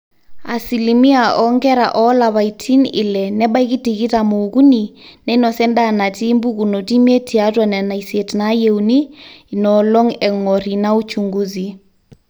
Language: Masai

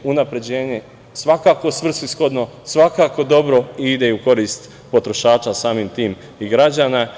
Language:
Serbian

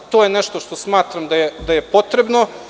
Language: Serbian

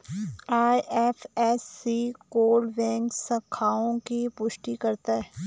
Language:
Hindi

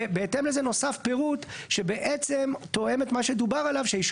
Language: Hebrew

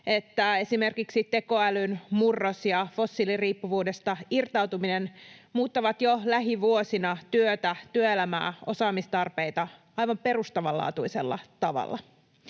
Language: Finnish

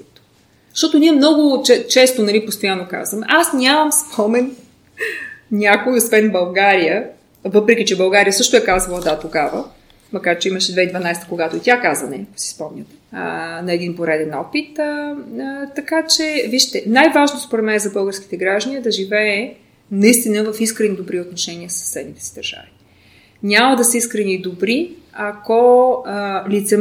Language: Bulgarian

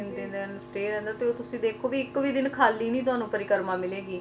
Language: Punjabi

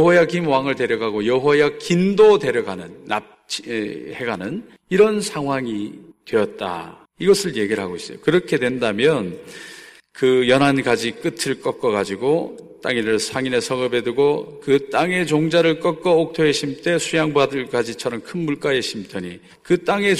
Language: Korean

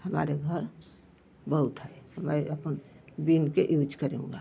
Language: Hindi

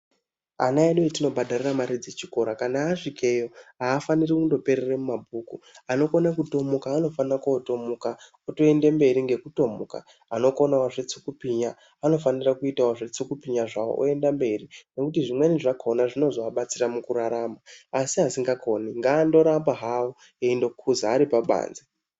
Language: Ndau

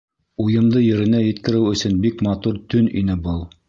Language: Bashkir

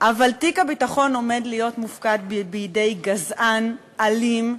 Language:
Hebrew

